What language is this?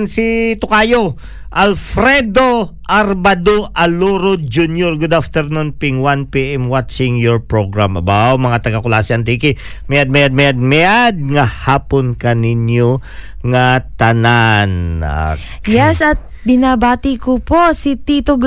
Filipino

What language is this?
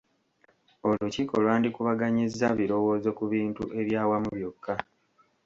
Ganda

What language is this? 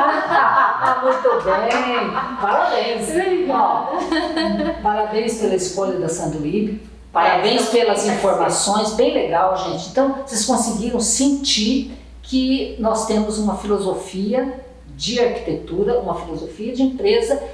Portuguese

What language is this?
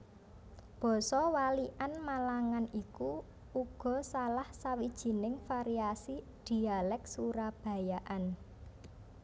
Javanese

